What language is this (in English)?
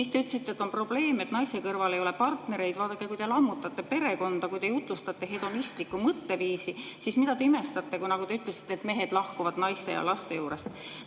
Estonian